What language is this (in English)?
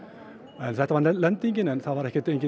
Icelandic